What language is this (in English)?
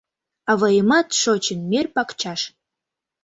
Mari